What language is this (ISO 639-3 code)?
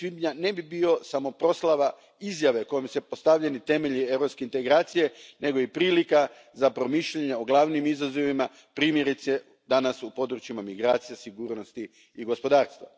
hrv